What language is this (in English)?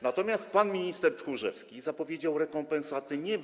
Polish